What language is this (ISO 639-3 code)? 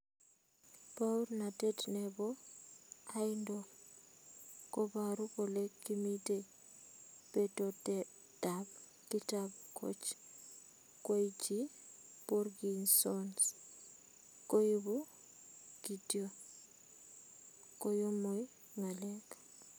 kln